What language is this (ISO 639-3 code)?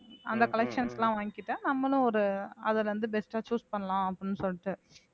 tam